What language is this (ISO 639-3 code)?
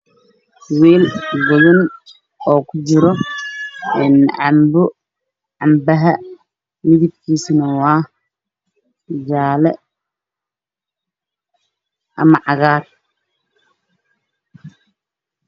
som